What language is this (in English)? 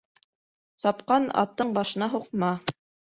Bashkir